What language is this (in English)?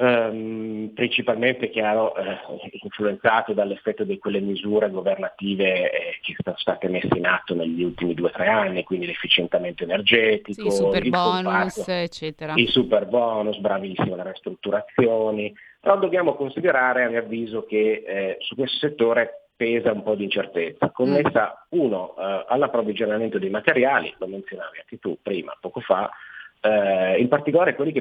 Italian